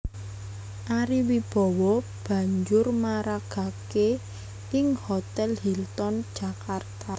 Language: Javanese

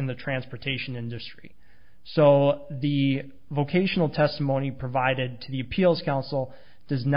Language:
English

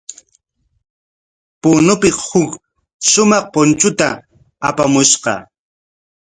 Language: Corongo Ancash Quechua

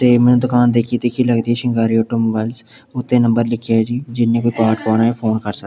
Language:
Punjabi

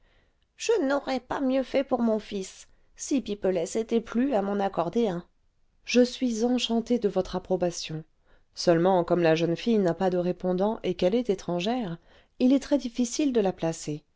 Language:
French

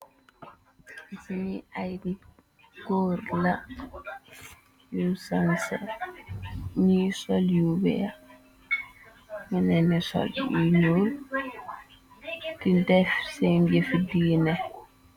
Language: Wolof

